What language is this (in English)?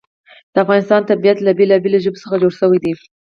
Pashto